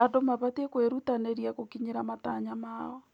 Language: Kikuyu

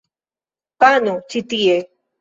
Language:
Esperanto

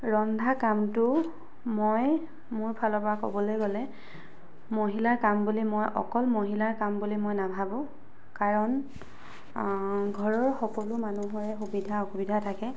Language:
Assamese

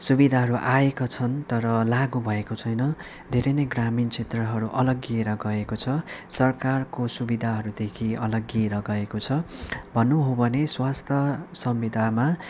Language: Nepali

